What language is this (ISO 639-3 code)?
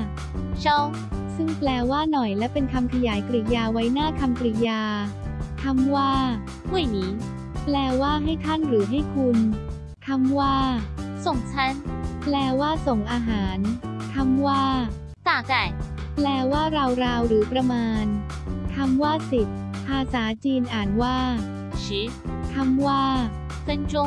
tha